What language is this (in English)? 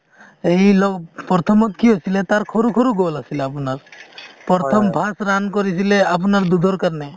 Assamese